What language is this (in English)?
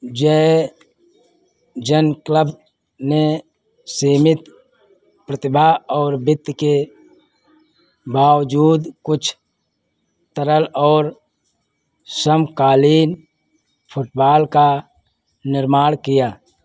Hindi